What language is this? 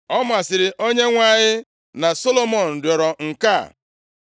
Igbo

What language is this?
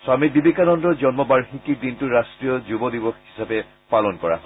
Assamese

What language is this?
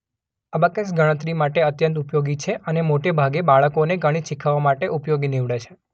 Gujarati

